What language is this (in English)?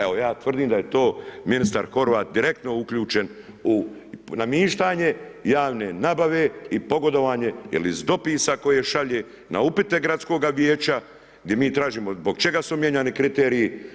Croatian